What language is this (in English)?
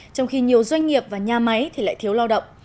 Vietnamese